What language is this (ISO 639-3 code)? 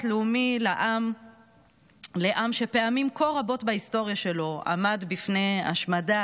heb